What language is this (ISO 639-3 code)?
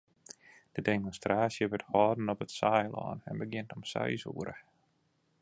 fry